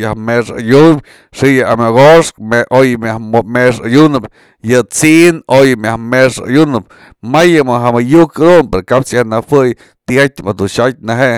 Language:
Mazatlán Mixe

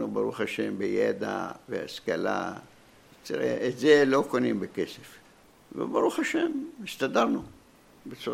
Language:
Hebrew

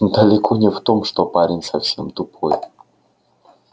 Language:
Russian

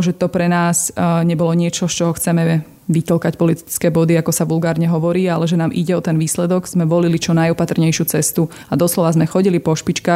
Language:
Slovak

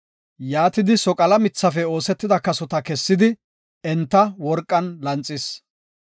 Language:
Gofa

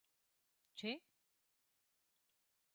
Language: Romansh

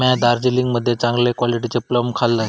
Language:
Marathi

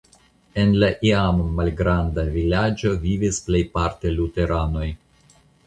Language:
Esperanto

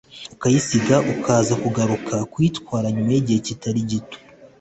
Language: Kinyarwanda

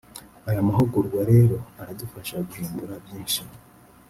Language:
Kinyarwanda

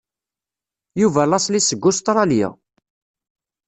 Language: Kabyle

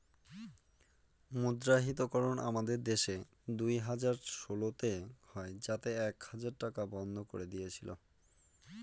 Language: Bangla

